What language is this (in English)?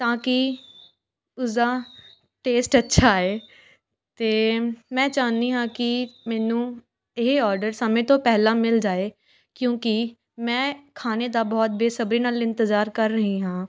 Punjabi